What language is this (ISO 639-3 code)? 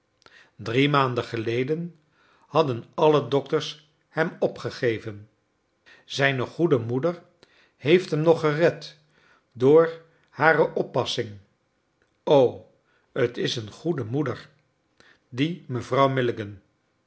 nld